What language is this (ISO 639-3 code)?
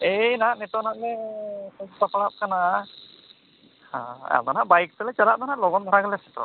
sat